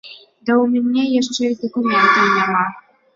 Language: Belarusian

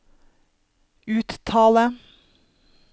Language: Norwegian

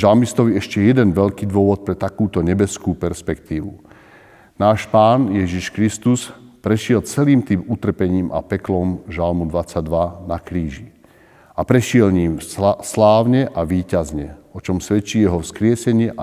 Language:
Slovak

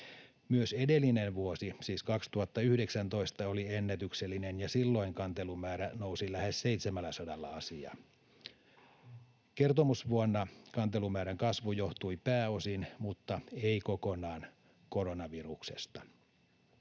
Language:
Finnish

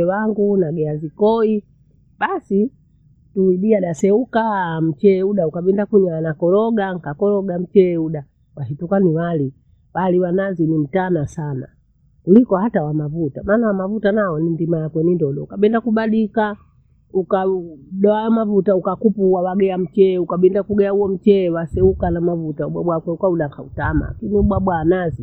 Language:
Bondei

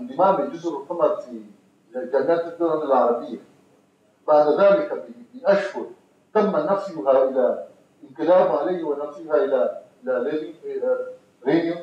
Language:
Arabic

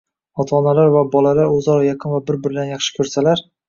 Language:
Uzbek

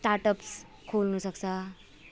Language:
Nepali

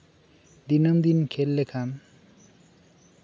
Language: Santali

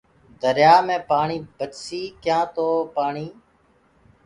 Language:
Gurgula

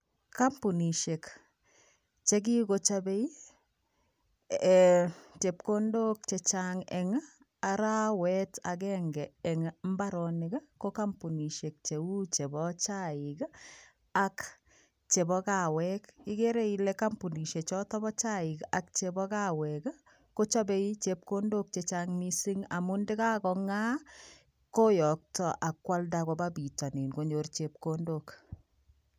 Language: Kalenjin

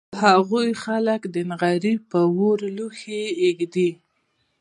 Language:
Pashto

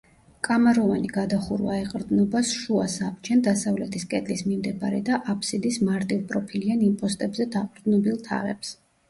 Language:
Georgian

